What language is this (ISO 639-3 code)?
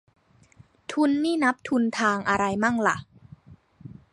tha